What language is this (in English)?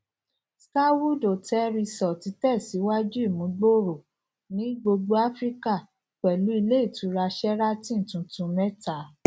Yoruba